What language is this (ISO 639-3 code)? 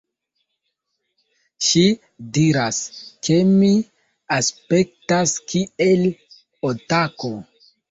epo